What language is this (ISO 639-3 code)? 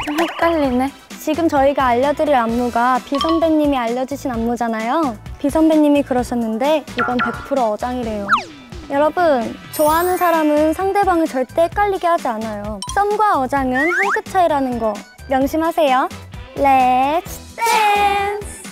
kor